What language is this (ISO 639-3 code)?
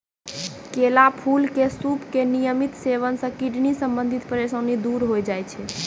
mai